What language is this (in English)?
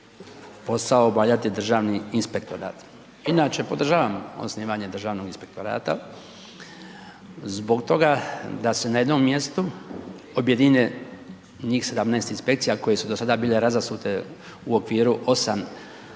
Croatian